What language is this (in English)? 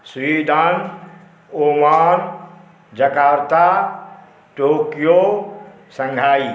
Maithili